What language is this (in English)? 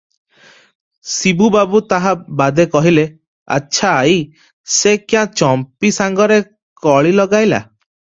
Odia